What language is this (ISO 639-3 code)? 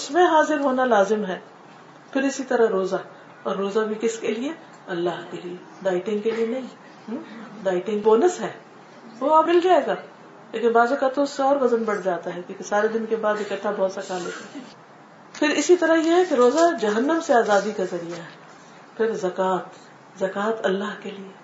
urd